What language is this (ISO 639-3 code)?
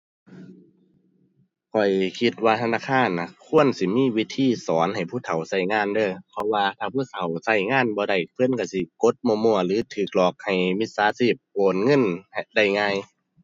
tha